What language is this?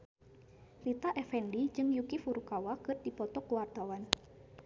Sundanese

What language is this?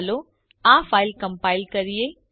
Gujarati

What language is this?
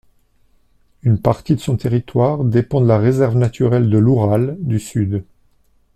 French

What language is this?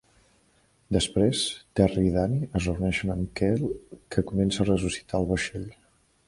Catalan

